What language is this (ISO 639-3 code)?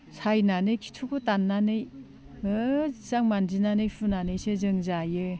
brx